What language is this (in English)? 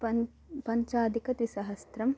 Sanskrit